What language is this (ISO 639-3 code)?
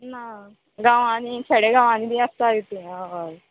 kok